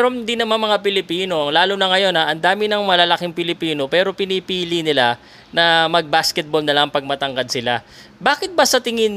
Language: Filipino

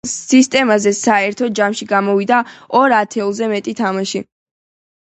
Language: Georgian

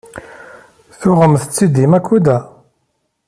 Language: Kabyle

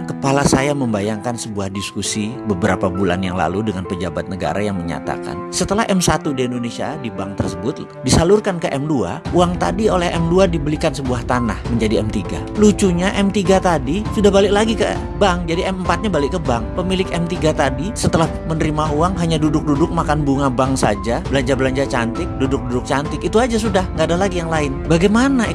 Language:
Indonesian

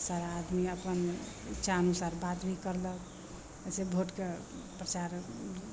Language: Maithili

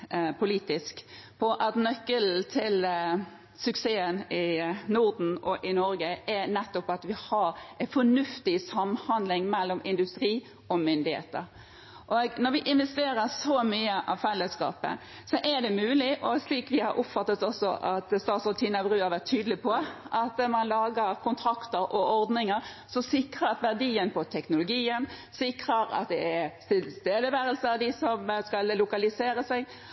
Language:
Norwegian Bokmål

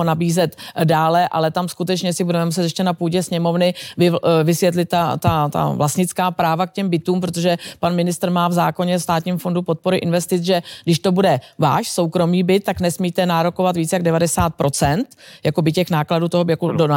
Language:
Czech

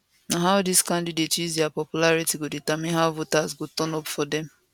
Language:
Nigerian Pidgin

